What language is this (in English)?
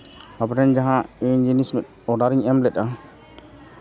Santali